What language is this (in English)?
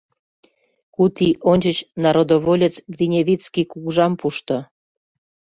Mari